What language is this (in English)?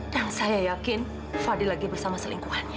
Indonesian